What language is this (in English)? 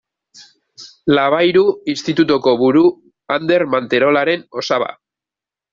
Basque